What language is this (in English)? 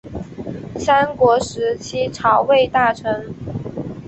Chinese